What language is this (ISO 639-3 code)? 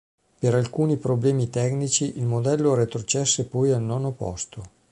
ita